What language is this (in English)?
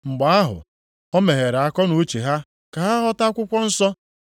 Igbo